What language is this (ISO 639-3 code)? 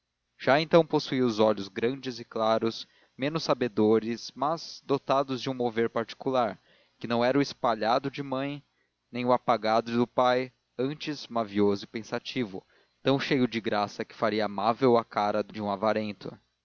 por